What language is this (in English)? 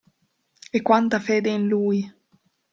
Italian